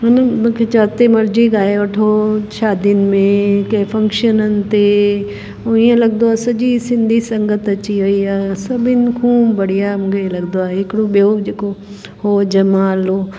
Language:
Sindhi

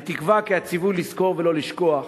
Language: Hebrew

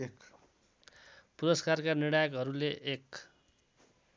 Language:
Nepali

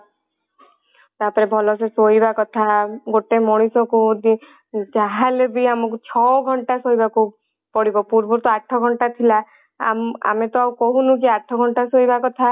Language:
Odia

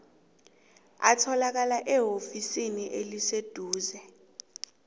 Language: South Ndebele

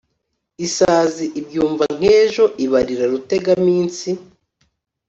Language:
Kinyarwanda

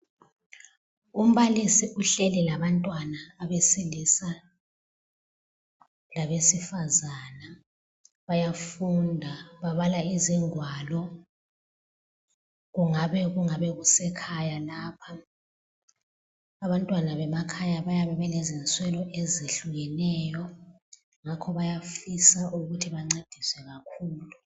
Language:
North Ndebele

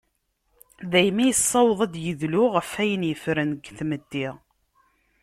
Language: Kabyle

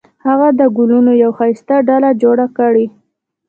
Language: Pashto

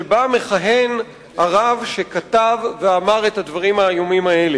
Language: Hebrew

